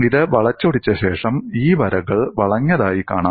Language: Malayalam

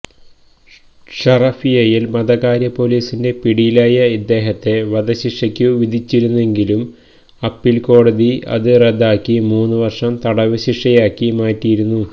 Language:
Malayalam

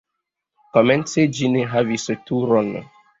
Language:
Esperanto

